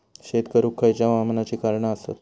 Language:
Marathi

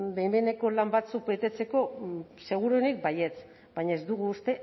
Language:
Basque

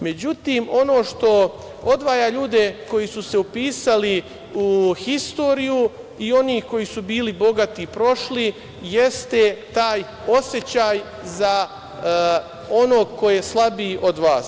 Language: Serbian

